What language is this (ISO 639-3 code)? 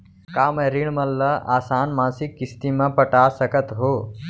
hne